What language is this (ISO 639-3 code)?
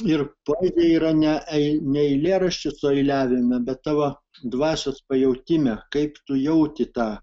lit